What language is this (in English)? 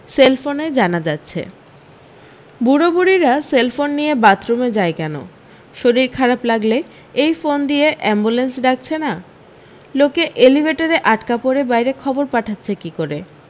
Bangla